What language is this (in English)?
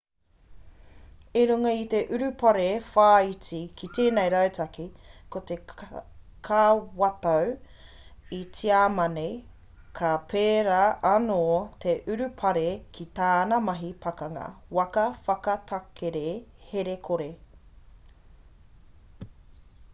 Māori